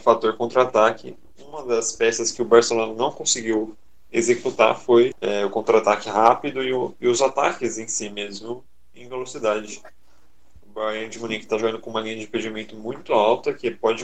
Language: Portuguese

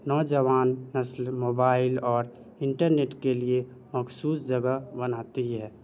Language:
Urdu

